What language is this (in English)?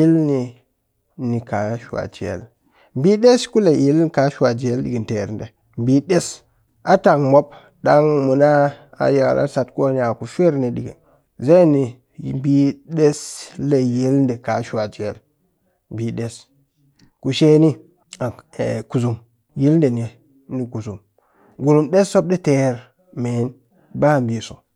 Cakfem-Mushere